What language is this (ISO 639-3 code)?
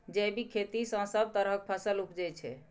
mai